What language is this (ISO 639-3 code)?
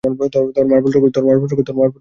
ben